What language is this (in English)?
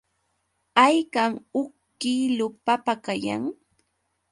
Yauyos Quechua